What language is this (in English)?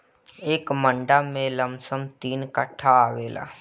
Bhojpuri